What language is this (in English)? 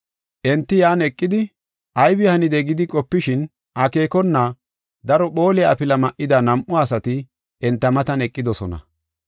Gofa